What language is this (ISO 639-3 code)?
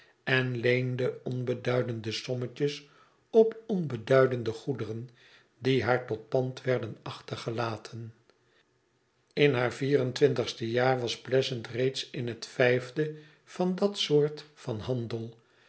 nld